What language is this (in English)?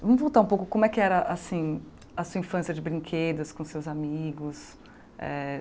Portuguese